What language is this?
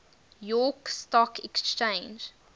English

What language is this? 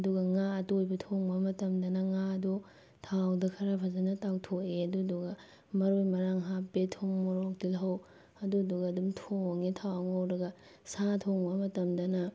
Manipuri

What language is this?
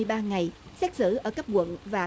Vietnamese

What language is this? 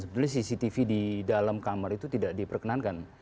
Indonesian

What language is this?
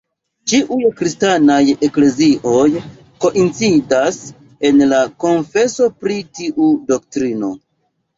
Esperanto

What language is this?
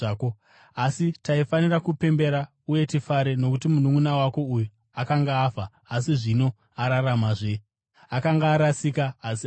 Shona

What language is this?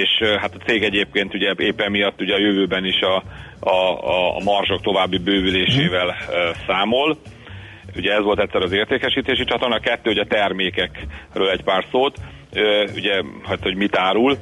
Hungarian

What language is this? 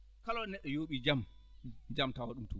Fula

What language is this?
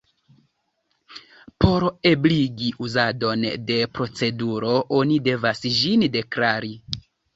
Esperanto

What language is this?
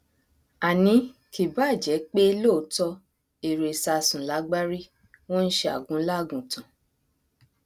Yoruba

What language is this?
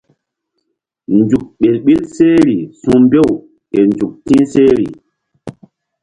Mbum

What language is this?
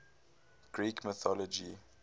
English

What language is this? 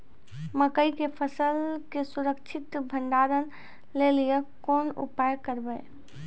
Maithili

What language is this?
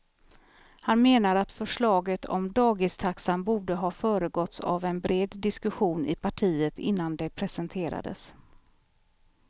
Swedish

